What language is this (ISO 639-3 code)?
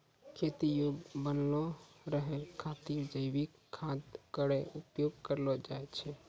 mai